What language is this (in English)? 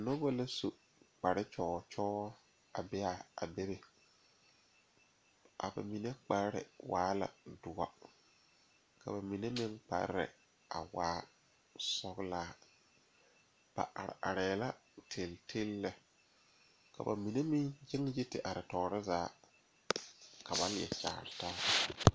Southern Dagaare